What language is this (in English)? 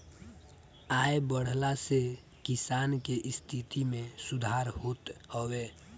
Bhojpuri